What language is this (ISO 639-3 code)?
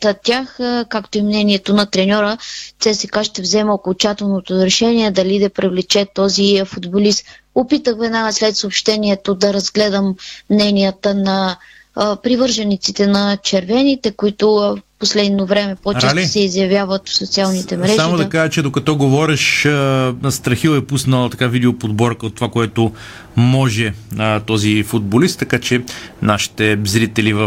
bul